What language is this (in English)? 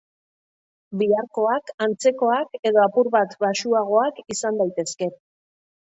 Basque